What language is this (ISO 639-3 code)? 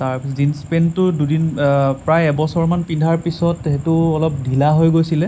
asm